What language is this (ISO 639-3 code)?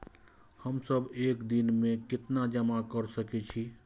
mai